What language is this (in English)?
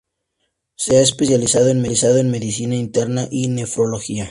Spanish